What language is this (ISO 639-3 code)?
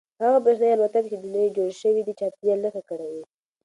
pus